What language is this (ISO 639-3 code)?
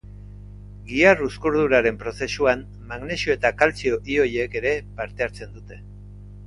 eus